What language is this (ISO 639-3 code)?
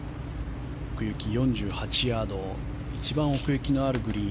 jpn